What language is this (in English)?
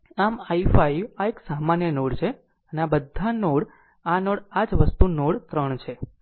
Gujarati